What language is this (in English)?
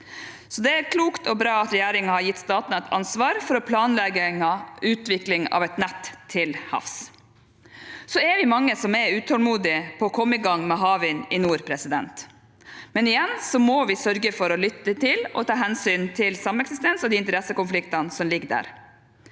Norwegian